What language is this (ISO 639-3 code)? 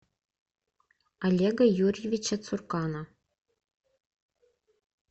rus